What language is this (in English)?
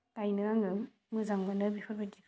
Bodo